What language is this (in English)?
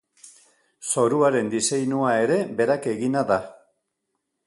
Basque